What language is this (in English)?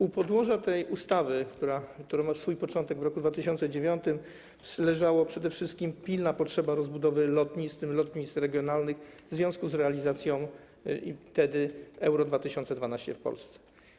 Polish